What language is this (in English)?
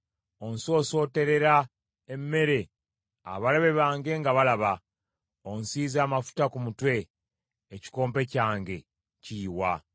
Ganda